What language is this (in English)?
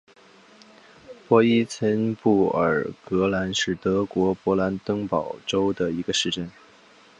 Chinese